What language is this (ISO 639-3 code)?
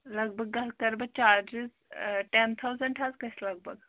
kas